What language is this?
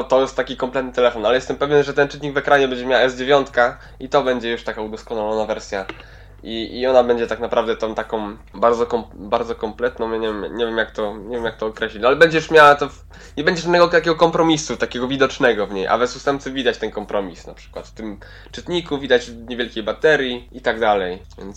Polish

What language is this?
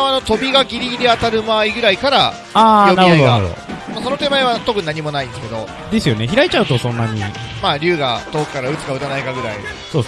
Japanese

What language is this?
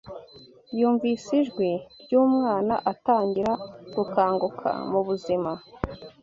Kinyarwanda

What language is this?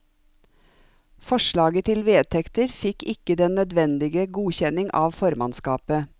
Norwegian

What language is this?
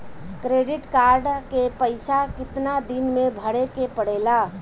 Bhojpuri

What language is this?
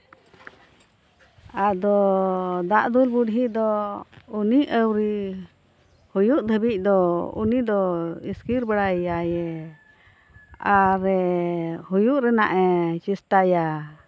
Santali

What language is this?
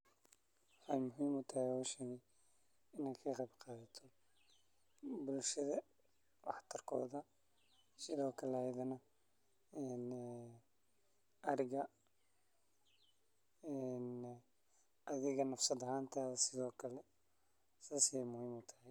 Somali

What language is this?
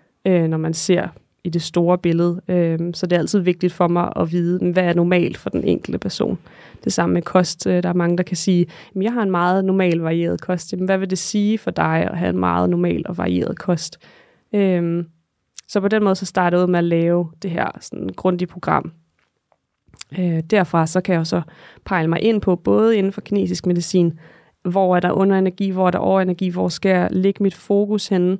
Danish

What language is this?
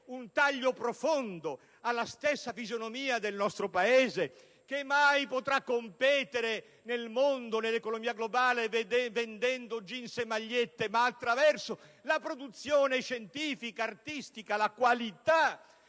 Italian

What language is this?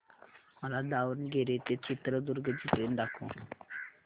Marathi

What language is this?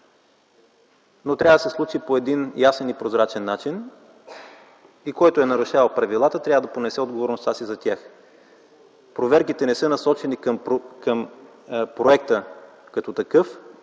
Bulgarian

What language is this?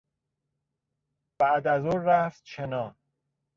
Persian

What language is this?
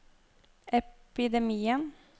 Norwegian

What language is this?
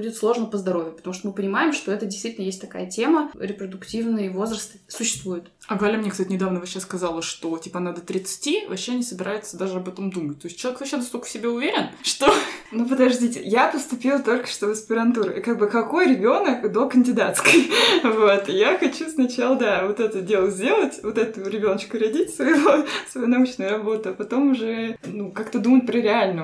Russian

